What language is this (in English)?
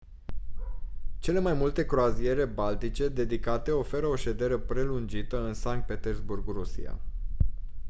Romanian